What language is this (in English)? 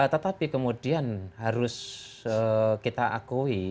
Indonesian